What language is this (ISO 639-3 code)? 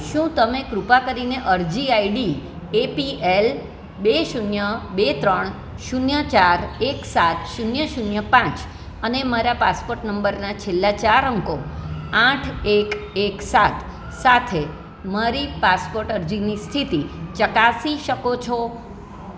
guj